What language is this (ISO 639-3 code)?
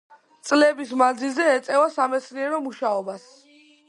kat